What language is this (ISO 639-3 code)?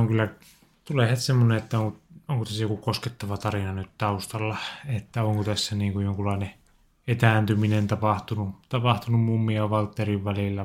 fin